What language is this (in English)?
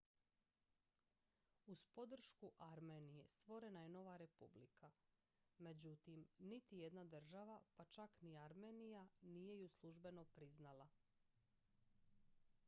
Croatian